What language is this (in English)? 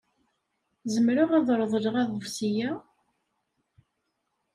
Kabyle